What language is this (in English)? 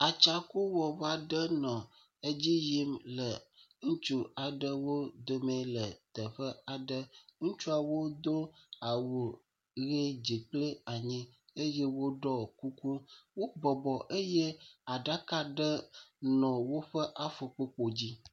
Ewe